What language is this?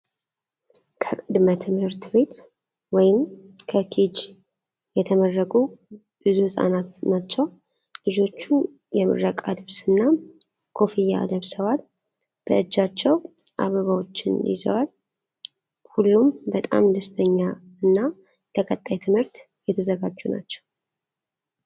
Amharic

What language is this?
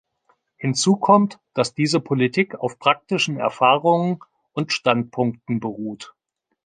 German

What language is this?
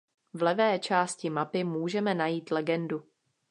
Czech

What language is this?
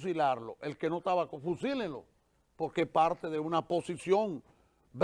Spanish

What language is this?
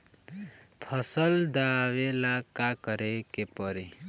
Bhojpuri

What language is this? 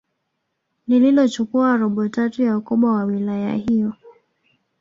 Swahili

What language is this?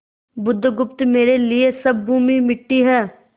Hindi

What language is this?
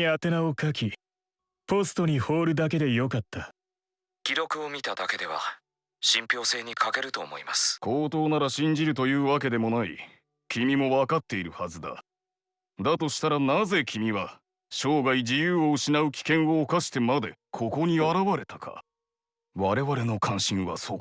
Japanese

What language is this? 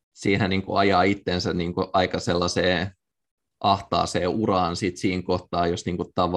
Finnish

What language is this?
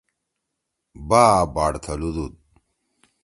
Torwali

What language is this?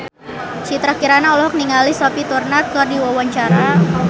Sundanese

